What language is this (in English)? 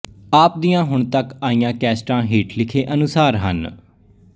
Punjabi